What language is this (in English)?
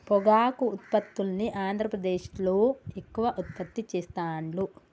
Telugu